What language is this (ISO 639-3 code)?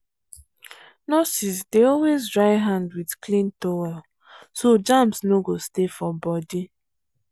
pcm